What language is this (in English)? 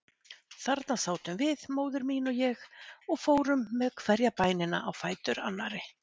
Icelandic